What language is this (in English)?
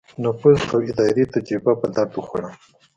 Pashto